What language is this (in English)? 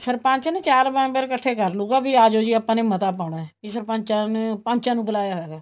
Punjabi